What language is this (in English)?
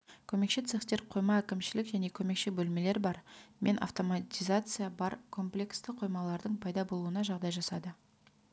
Kazakh